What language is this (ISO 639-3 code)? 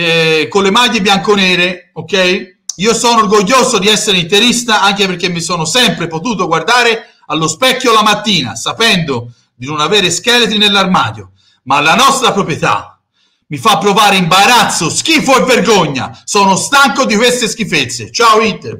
ita